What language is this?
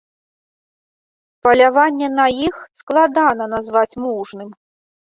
Belarusian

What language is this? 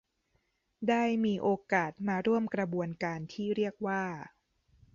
Thai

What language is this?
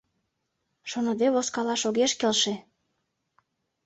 Mari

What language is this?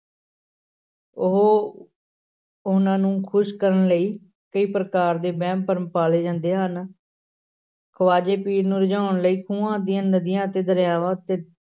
Punjabi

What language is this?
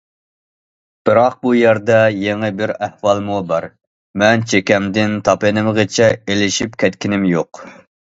Uyghur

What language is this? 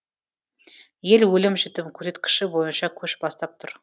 Kazakh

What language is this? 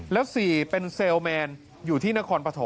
Thai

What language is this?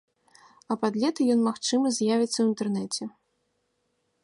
Belarusian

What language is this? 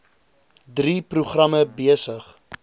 Afrikaans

